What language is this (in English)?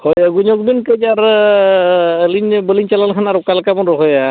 Santali